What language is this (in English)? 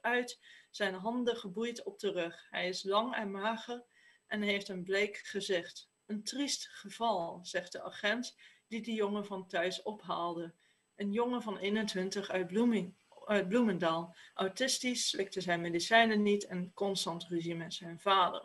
Dutch